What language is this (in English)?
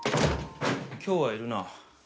Japanese